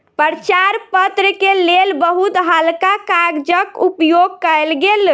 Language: Maithili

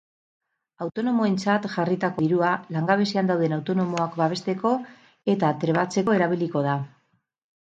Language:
Basque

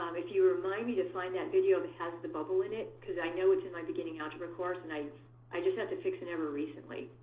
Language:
English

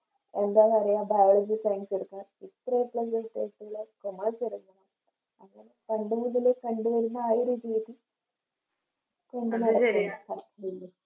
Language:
Malayalam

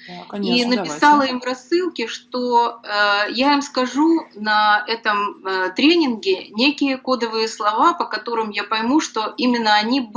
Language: Russian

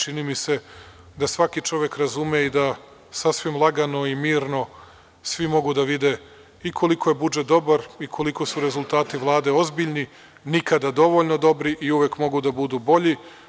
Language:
Serbian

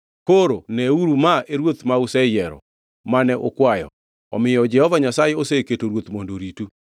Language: Luo (Kenya and Tanzania)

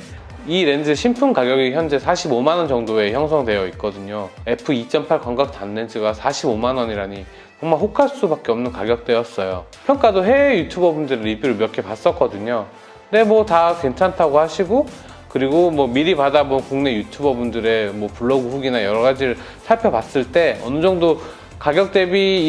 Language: Korean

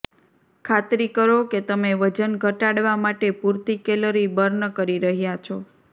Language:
Gujarati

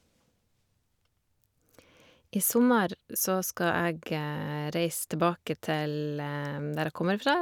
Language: Norwegian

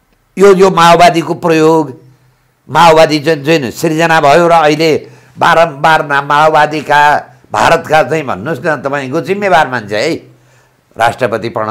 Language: Indonesian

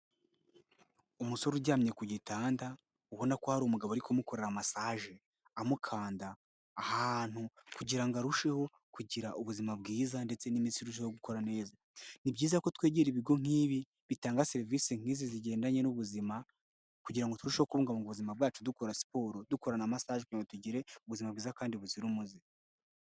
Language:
Kinyarwanda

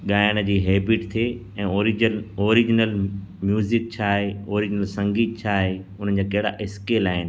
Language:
Sindhi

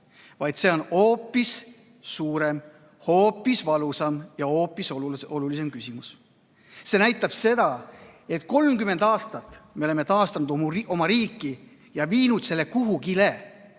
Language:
Estonian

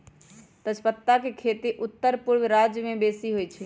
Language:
Magahi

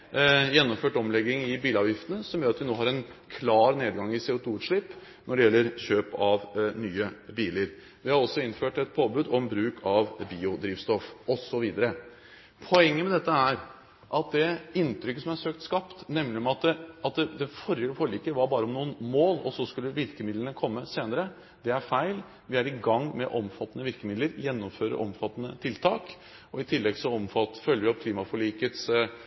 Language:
Norwegian Bokmål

